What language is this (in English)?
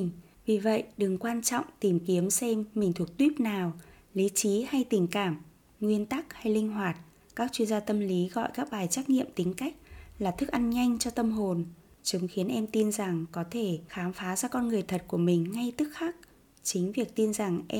Vietnamese